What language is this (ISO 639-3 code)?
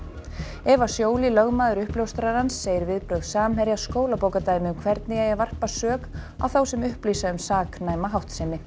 isl